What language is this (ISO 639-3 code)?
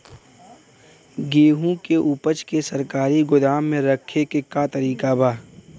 bho